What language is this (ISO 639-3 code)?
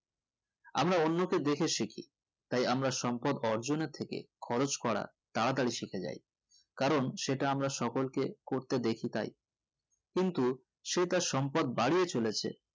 ben